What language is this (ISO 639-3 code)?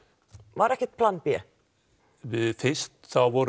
isl